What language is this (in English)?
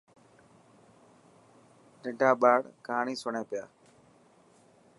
Dhatki